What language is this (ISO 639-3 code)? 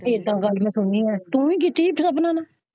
pan